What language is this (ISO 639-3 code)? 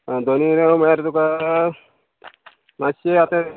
kok